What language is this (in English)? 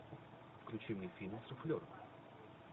Russian